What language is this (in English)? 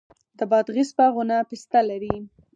Pashto